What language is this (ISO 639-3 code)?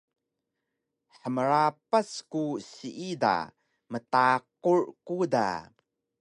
trv